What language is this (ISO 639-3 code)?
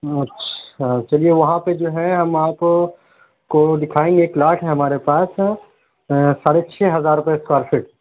urd